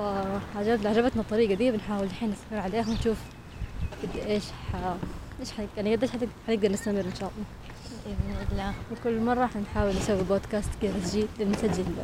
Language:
Arabic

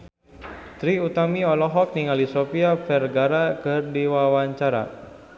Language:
Sundanese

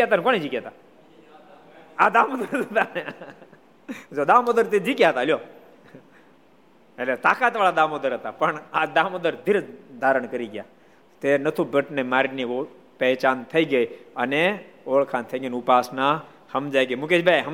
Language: Gujarati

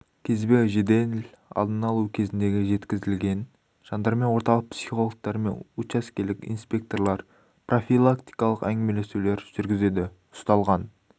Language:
Kazakh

